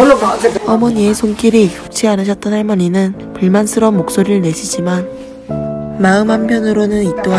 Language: Korean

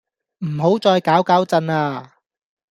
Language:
Cantonese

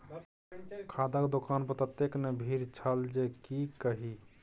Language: Maithili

